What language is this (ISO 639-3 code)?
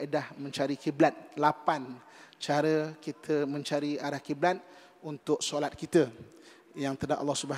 msa